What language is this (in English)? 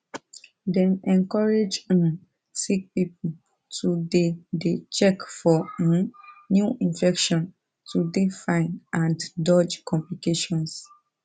Nigerian Pidgin